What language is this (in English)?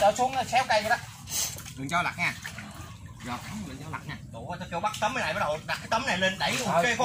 Vietnamese